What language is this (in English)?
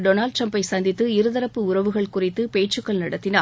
Tamil